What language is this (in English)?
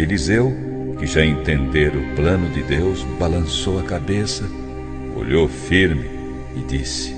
Portuguese